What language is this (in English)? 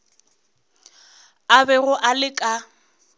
Northern Sotho